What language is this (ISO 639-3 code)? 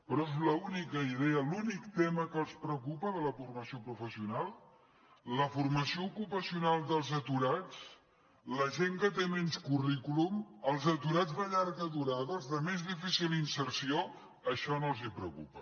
cat